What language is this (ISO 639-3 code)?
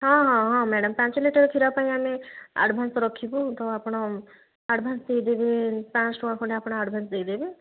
ori